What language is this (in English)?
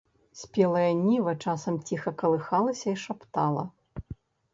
Belarusian